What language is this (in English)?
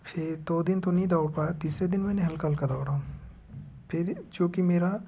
Hindi